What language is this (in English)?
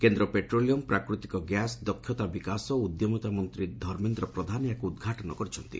Odia